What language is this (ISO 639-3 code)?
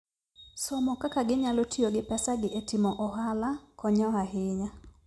luo